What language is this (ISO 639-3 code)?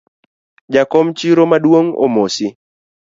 luo